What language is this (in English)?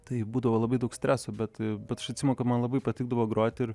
Lithuanian